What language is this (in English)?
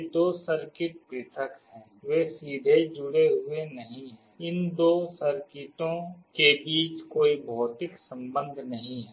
Hindi